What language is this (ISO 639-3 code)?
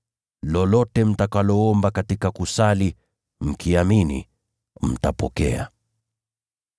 swa